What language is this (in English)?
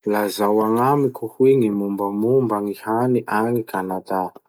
Masikoro Malagasy